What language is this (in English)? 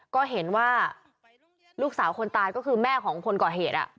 Thai